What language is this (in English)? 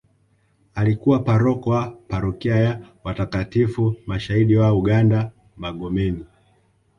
Swahili